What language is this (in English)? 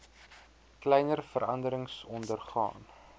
Afrikaans